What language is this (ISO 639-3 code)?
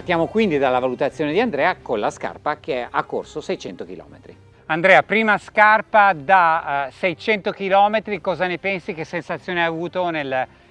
ita